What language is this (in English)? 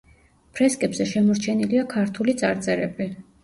Georgian